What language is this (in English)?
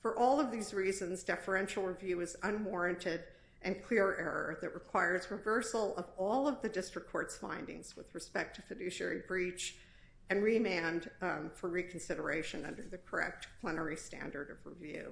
English